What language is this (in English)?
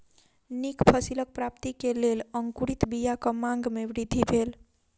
Maithili